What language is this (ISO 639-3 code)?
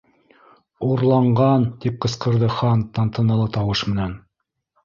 bak